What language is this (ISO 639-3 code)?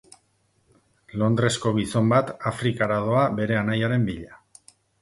eus